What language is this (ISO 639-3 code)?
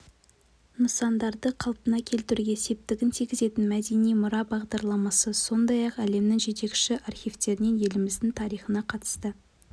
kaz